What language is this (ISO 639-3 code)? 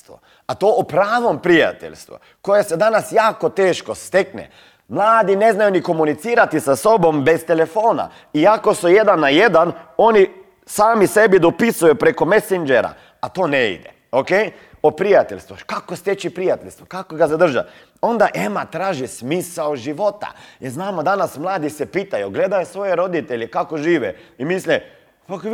hrv